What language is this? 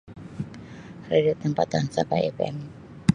Sabah Malay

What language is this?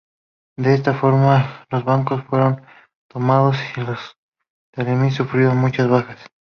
Spanish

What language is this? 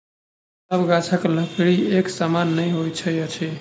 Maithili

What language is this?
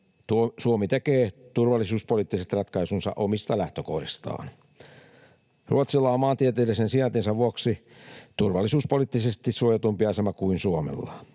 Finnish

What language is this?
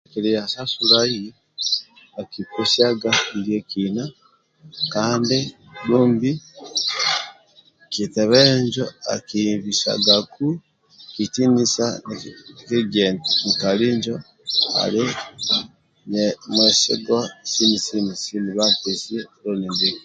Amba (Uganda)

